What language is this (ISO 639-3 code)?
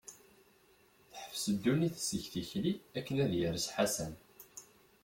kab